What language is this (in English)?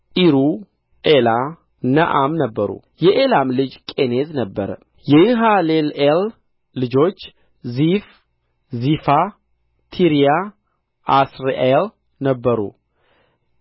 Amharic